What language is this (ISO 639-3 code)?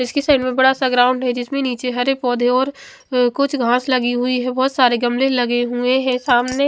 hin